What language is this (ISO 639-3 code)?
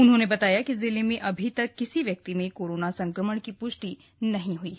hin